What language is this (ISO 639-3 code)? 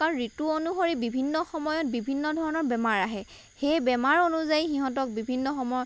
asm